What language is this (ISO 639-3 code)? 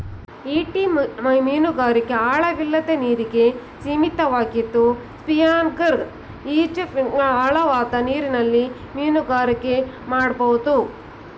kan